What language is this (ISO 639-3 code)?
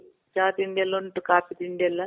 kan